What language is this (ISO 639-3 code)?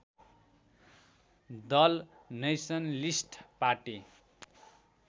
nep